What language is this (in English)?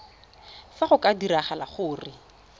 Tswana